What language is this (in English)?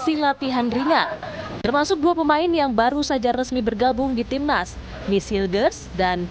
Indonesian